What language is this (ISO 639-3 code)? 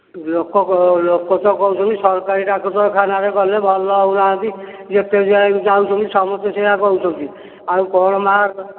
ori